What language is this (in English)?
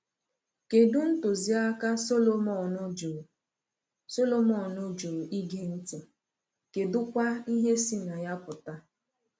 Igbo